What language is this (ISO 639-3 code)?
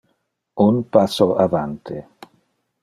ina